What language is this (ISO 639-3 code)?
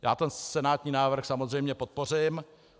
ces